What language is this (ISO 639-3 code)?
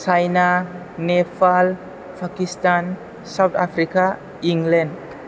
brx